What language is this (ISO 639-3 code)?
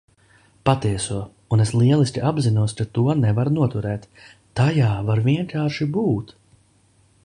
lav